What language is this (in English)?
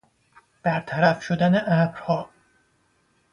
Persian